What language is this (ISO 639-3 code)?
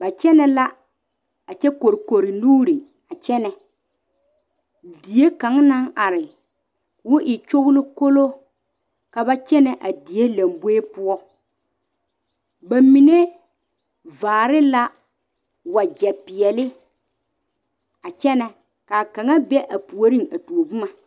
dga